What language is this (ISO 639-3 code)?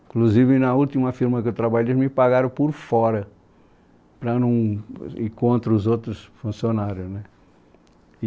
por